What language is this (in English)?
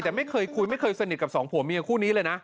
Thai